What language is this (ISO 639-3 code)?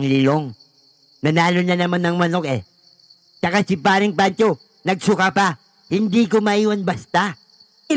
fil